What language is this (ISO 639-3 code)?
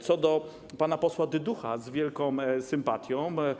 pol